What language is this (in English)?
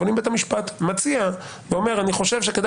Hebrew